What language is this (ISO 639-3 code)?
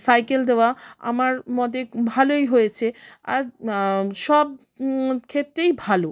ben